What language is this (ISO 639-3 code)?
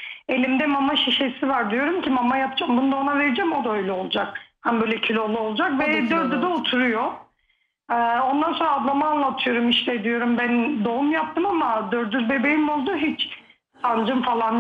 tur